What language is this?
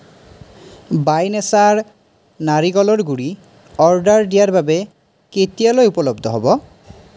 Assamese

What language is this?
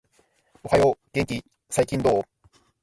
Japanese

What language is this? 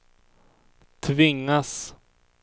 Swedish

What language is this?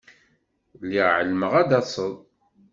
Kabyle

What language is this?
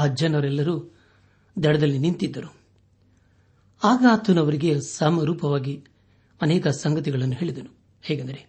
Kannada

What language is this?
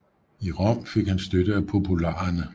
Danish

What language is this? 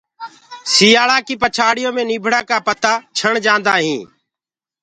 Gurgula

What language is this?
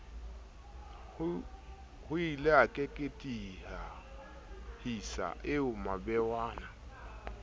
Southern Sotho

